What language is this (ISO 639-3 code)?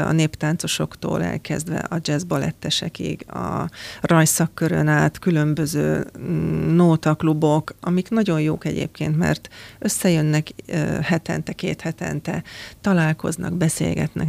hun